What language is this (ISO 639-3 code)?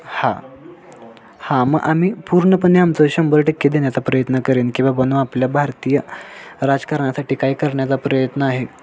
mar